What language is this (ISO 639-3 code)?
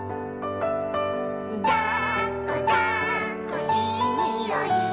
jpn